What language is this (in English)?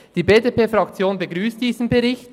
Swiss German